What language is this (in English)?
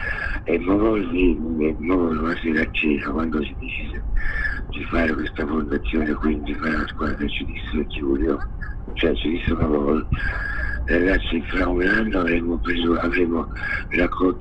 Italian